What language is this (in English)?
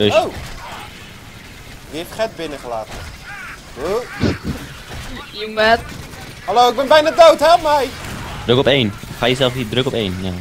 Dutch